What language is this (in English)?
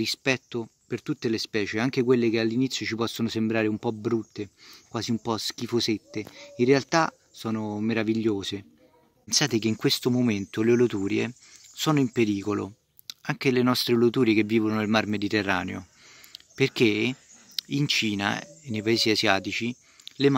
Italian